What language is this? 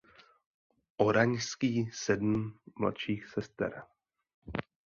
Czech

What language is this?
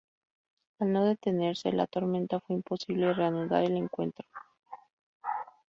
Spanish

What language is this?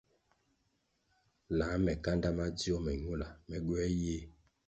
Kwasio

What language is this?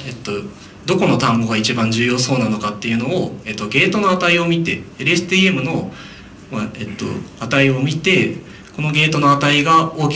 Japanese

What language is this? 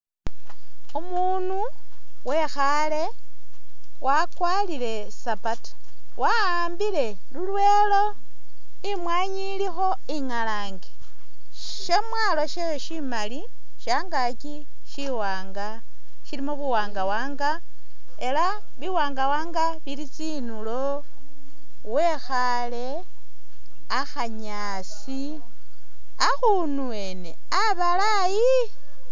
Masaaba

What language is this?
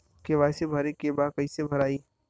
Bhojpuri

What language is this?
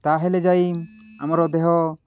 Odia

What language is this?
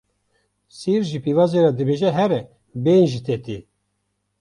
Kurdish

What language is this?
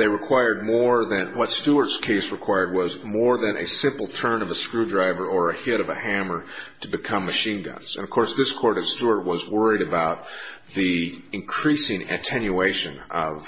English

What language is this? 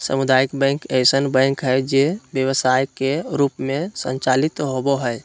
Magahi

